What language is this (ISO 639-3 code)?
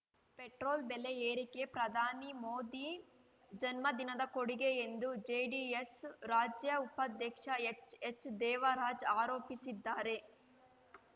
kan